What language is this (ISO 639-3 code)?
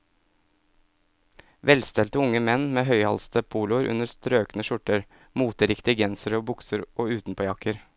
nor